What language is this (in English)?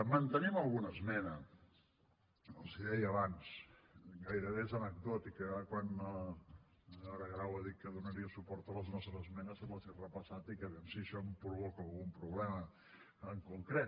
Catalan